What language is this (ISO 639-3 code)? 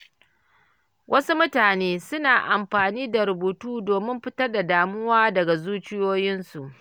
hau